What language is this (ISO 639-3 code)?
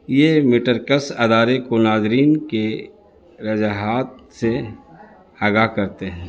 urd